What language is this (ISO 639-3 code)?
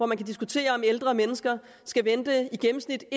dan